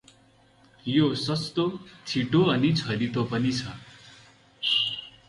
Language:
Nepali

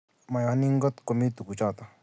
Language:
Kalenjin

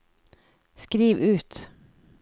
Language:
Norwegian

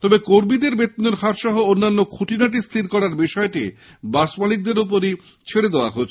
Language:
Bangla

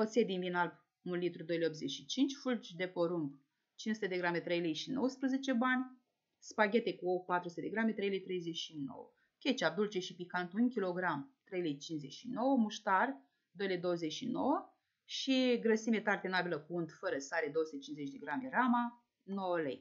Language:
Romanian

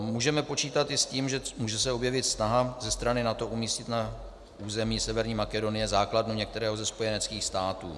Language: Czech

